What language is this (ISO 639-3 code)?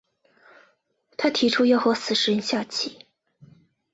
zho